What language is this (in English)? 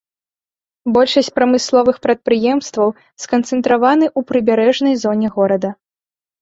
Belarusian